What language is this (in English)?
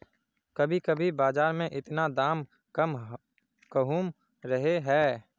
Magahi